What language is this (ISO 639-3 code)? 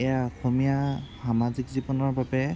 asm